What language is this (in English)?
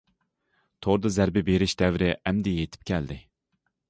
Uyghur